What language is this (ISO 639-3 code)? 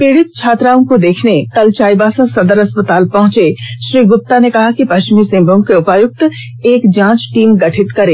hin